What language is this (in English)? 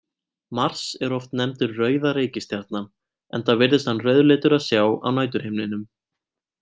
Icelandic